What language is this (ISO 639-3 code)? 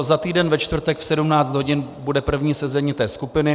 ces